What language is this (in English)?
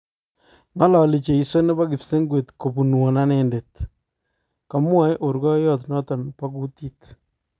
Kalenjin